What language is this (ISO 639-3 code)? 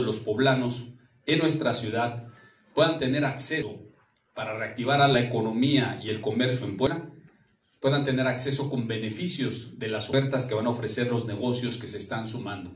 spa